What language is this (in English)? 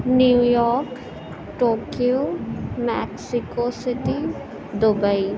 Urdu